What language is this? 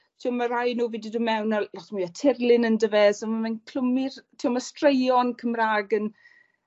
Welsh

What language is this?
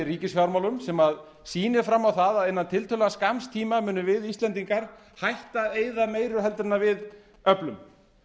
Icelandic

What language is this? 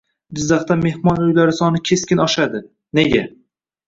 Uzbek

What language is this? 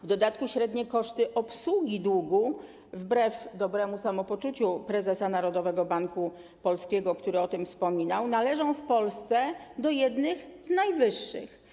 Polish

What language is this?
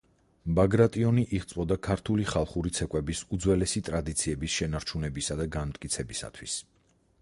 Georgian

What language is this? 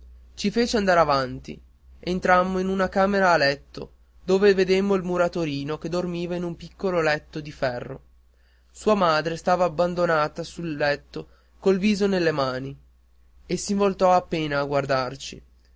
Italian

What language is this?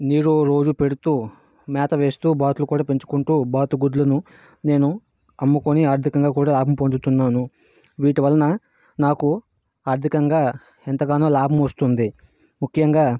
Telugu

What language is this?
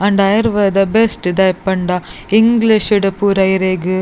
Tulu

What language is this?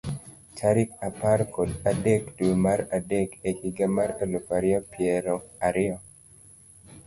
Luo (Kenya and Tanzania)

